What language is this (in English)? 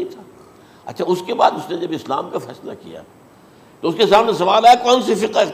Urdu